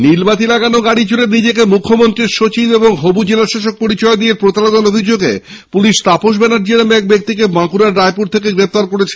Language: Bangla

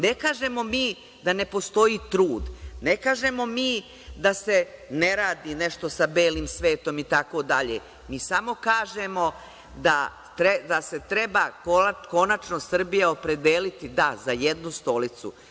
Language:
Serbian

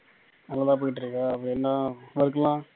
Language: Tamil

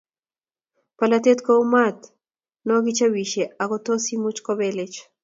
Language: Kalenjin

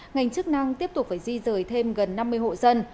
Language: Vietnamese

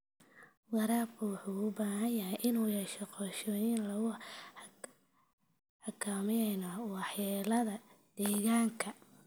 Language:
Somali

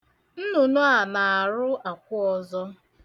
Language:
Igbo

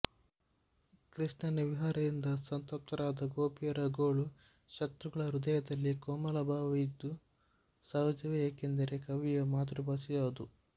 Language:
Kannada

